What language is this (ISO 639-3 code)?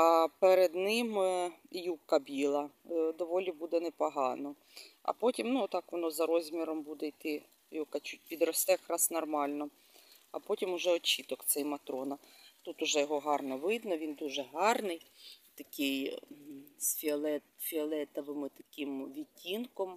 ukr